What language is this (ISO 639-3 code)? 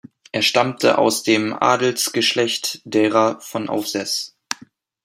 deu